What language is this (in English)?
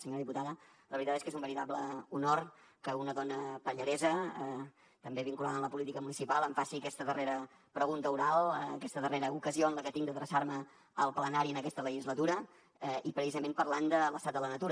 Catalan